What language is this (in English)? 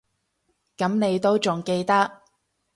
Cantonese